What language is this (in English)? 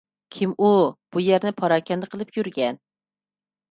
Uyghur